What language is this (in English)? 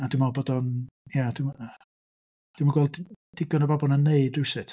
Welsh